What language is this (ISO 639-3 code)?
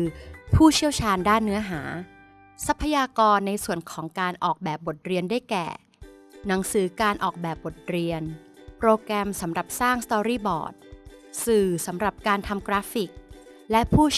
tha